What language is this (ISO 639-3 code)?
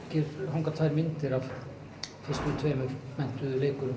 isl